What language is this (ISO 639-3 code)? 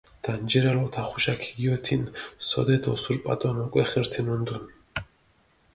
xmf